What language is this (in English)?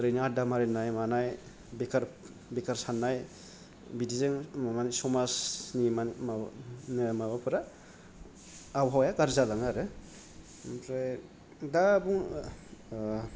Bodo